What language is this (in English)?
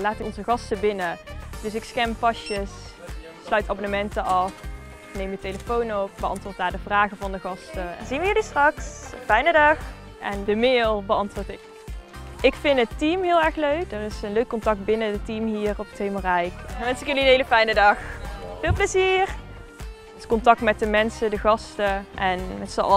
Dutch